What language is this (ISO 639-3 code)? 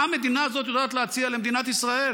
heb